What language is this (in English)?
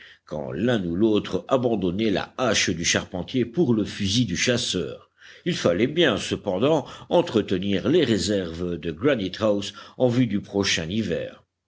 French